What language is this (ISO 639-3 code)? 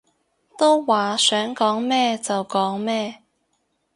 yue